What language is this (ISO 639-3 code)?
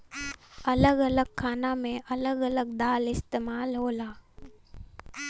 bho